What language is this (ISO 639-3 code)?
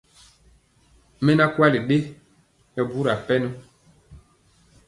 mcx